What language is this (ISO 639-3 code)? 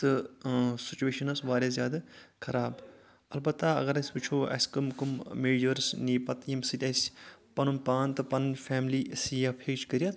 kas